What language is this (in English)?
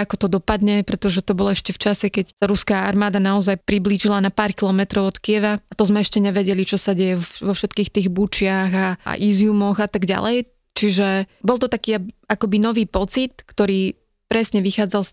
Slovak